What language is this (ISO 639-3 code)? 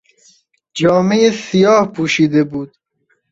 fas